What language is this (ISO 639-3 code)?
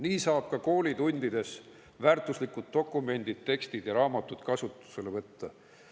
est